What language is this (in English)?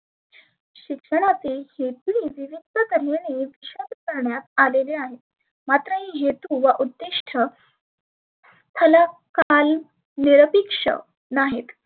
Marathi